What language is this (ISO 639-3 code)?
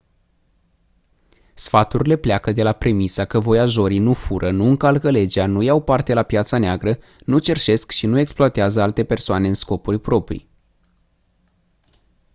ron